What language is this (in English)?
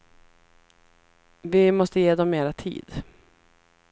Swedish